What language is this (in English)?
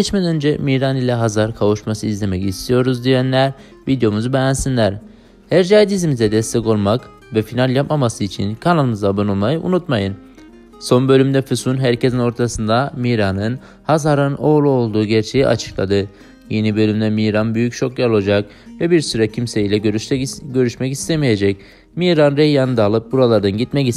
Turkish